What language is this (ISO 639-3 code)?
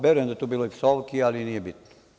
srp